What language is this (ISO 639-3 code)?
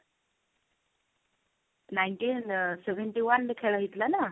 ori